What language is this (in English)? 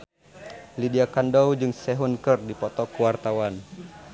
Sundanese